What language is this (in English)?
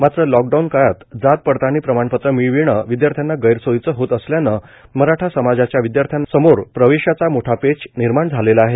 Marathi